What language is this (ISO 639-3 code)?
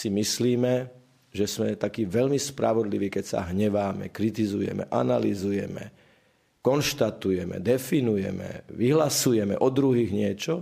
slk